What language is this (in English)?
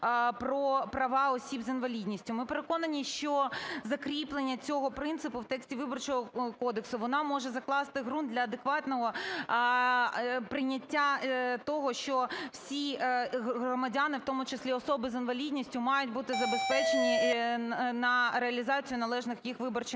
Ukrainian